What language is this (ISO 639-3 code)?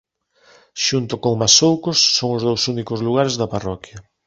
glg